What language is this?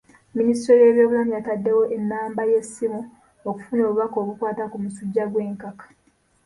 Ganda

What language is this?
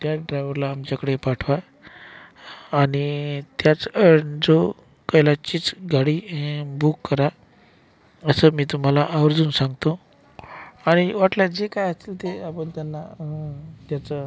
Marathi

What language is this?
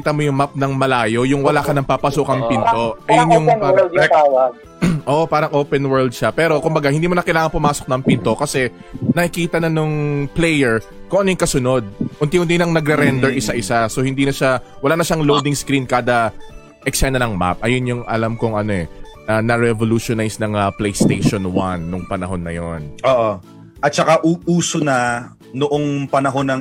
Filipino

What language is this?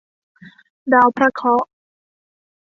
Thai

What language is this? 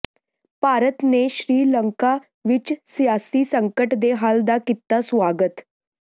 Punjabi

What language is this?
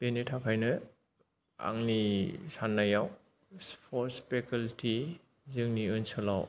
Bodo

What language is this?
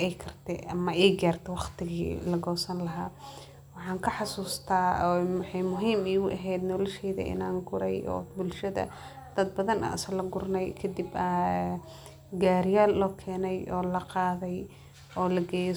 Somali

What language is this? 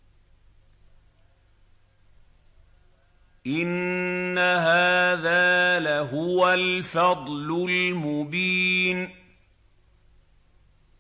Arabic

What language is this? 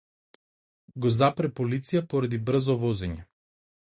Macedonian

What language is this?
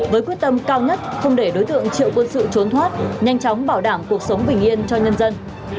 Vietnamese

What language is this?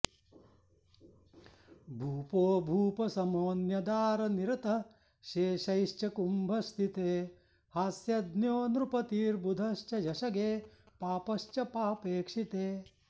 Sanskrit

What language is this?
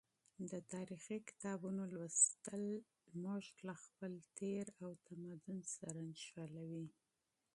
Pashto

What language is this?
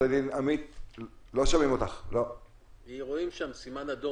Hebrew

